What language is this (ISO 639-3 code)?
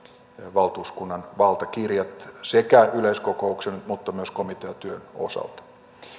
fin